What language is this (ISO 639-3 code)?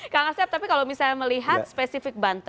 ind